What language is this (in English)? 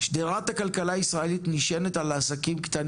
Hebrew